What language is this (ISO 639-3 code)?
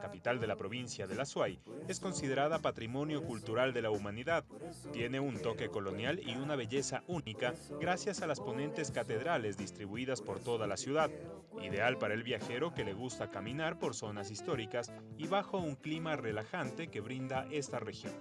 spa